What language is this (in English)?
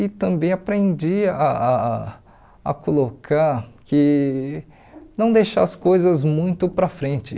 Portuguese